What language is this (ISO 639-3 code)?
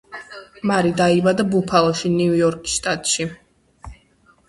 kat